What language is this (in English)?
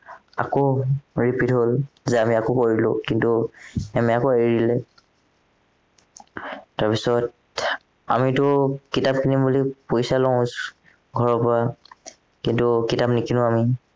Assamese